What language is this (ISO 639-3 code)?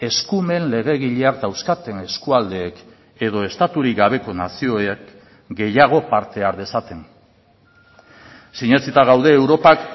eus